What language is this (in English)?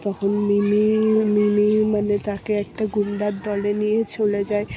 Bangla